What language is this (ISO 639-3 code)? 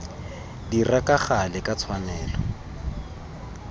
tsn